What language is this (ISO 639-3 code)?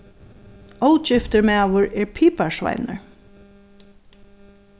fao